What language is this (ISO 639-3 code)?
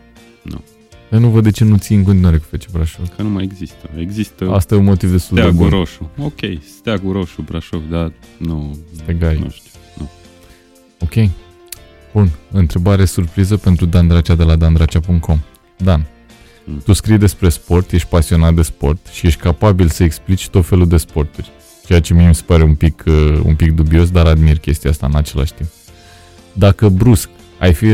ron